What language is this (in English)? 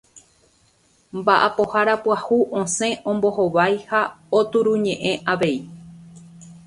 Guarani